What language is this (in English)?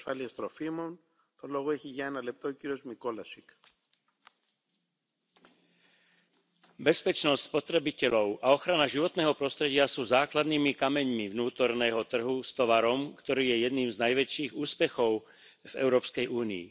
Slovak